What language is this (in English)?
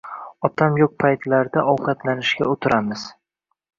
Uzbek